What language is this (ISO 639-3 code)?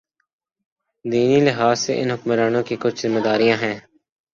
urd